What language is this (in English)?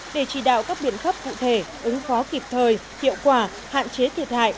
Vietnamese